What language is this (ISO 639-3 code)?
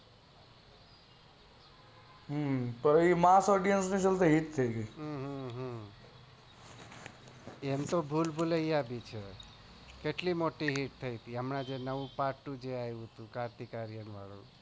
guj